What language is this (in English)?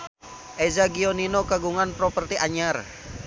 Sundanese